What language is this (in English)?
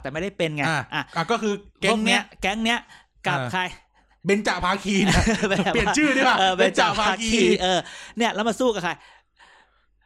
Thai